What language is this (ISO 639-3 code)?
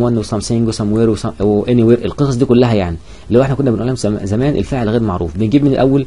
ara